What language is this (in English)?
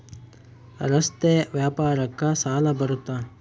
Kannada